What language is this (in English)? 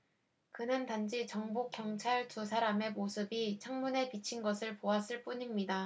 Korean